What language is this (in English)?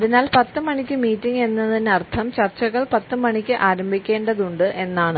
Malayalam